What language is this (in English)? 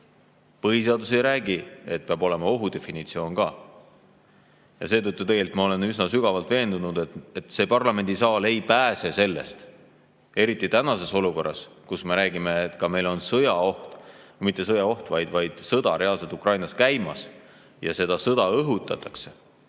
Estonian